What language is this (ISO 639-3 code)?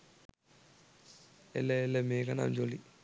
sin